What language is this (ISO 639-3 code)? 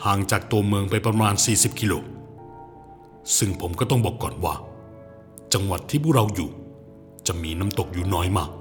tha